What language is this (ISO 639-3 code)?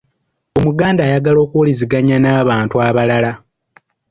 lug